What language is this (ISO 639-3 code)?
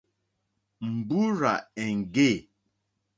bri